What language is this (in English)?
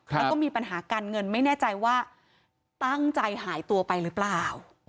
Thai